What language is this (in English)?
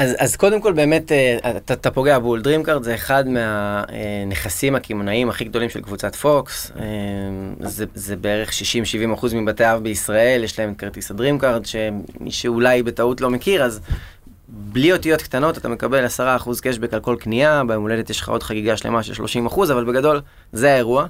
Hebrew